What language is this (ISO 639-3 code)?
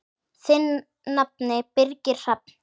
isl